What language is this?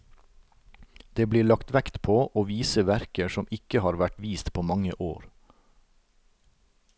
Norwegian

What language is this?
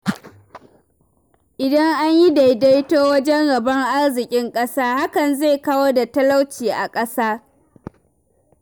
Hausa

